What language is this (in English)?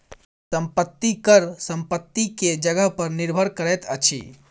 Maithili